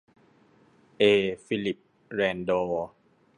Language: Thai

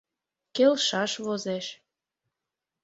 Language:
Mari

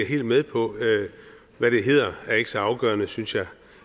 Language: Danish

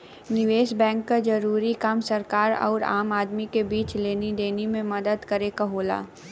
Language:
Bhojpuri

